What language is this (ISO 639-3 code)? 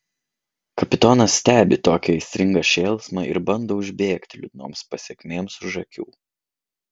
lit